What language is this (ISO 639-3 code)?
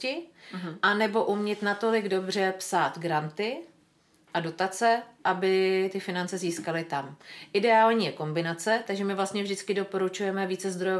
ces